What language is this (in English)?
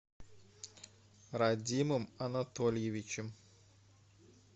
Russian